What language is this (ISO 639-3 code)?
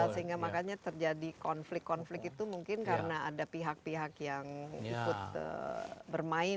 ind